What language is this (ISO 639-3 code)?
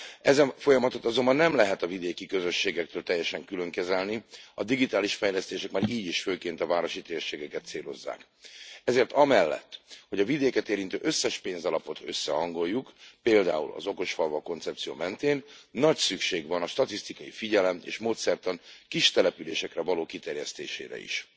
hun